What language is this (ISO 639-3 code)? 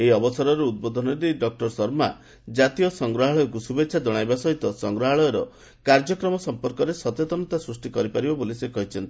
ori